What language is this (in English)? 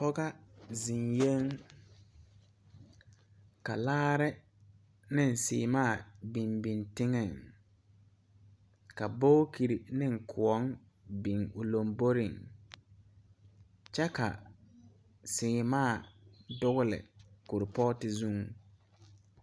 Southern Dagaare